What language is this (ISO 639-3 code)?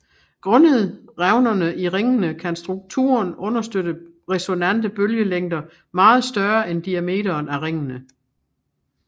dan